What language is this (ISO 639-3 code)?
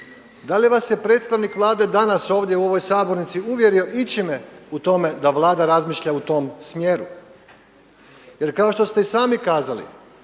hrv